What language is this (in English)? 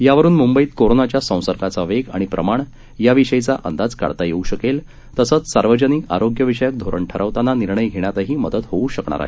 Marathi